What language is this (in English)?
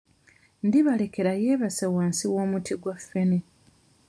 Ganda